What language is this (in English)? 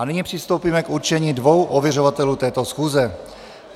Czech